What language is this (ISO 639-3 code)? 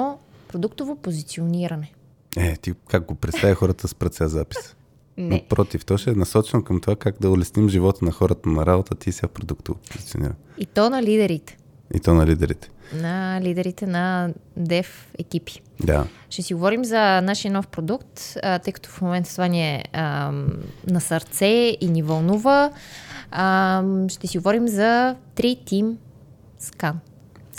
bul